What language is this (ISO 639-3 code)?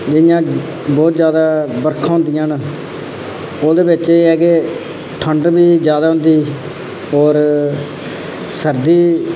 doi